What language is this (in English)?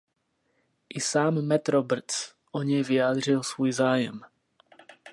Czech